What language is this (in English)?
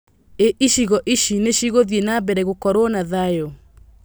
Kikuyu